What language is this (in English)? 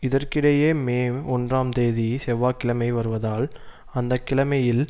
Tamil